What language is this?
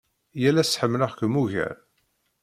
Kabyle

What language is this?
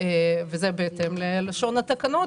Hebrew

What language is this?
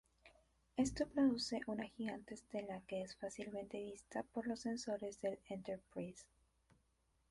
Spanish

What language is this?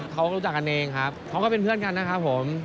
Thai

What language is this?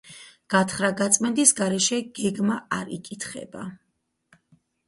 Georgian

